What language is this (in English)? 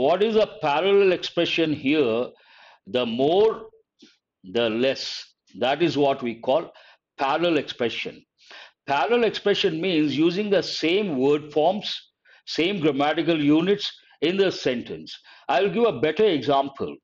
English